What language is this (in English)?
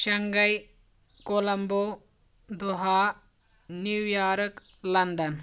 Kashmiri